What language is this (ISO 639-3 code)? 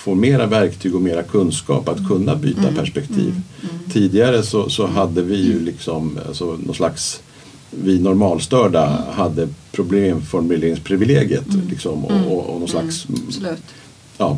swe